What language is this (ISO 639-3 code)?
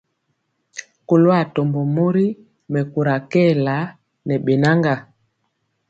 mcx